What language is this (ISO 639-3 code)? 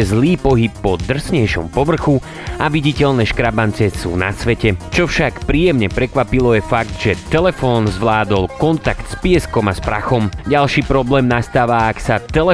slk